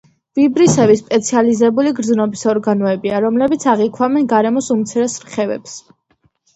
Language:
Georgian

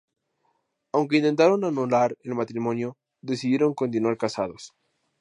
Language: Spanish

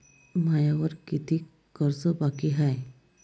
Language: Marathi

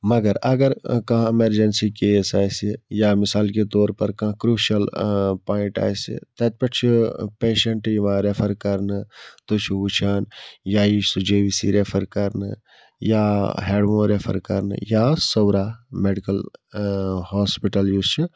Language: Kashmiri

